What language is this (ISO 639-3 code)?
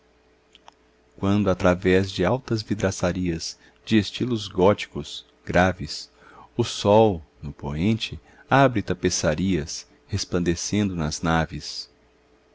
por